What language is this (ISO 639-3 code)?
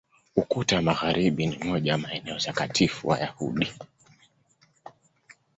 swa